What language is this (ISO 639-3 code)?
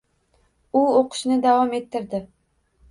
uzb